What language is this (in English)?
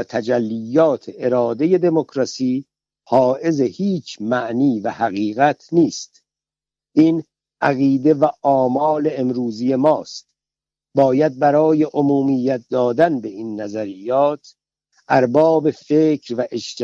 Persian